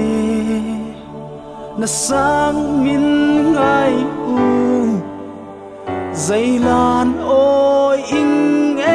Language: Thai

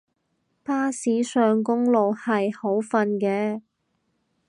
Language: Cantonese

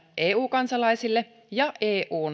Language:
Finnish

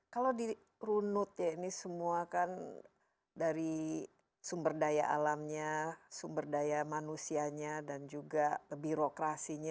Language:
Indonesian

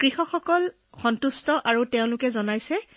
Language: Assamese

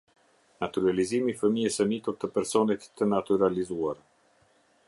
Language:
Albanian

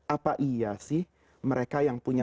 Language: Indonesian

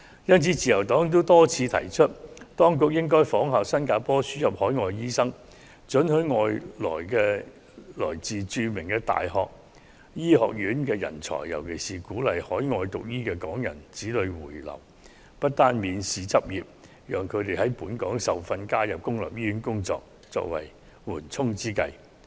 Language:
Cantonese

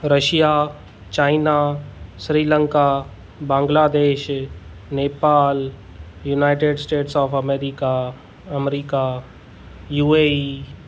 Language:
Sindhi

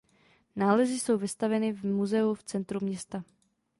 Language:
Czech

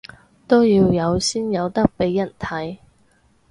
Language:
Cantonese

